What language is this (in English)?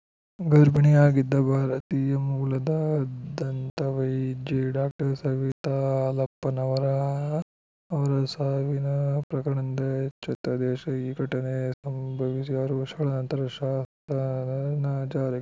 Kannada